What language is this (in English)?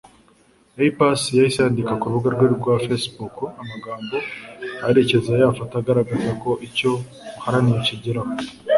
Kinyarwanda